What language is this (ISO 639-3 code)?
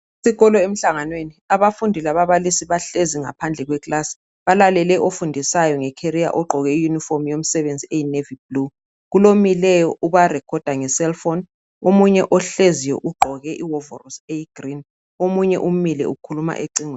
nde